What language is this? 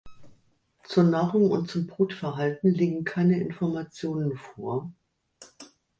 German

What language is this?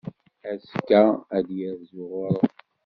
Kabyle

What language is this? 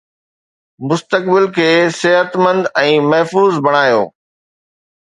Sindhi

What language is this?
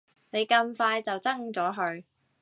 Cantonese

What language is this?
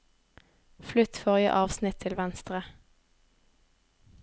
Norwegian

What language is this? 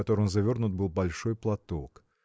Russian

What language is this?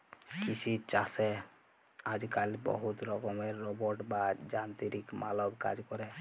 Bangla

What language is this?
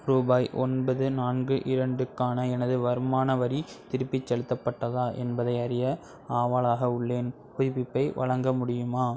Tamil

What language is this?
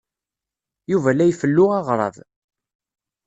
Kabyle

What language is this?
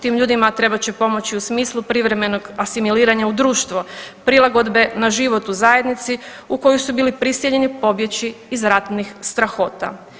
Croatian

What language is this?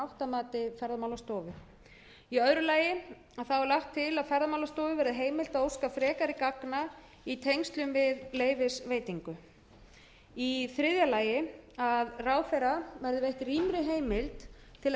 Icelandic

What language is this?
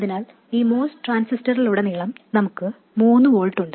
Malayalam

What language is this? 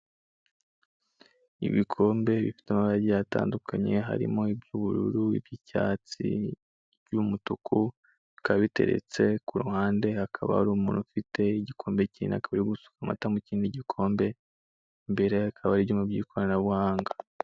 Kinyarwanda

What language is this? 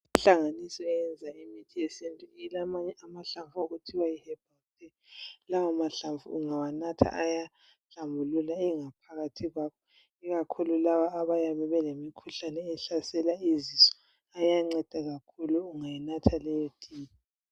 North Ndebele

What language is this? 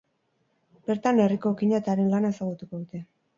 Basque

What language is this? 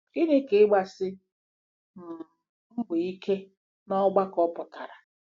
Igbo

